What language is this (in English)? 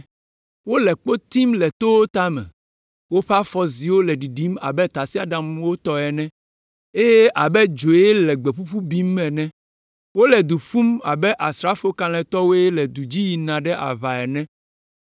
Ewe